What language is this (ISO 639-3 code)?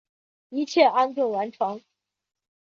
zho